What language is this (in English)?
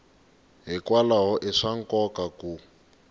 Tsonga